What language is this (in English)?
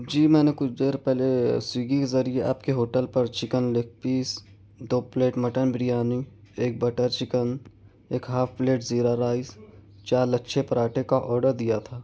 Urdu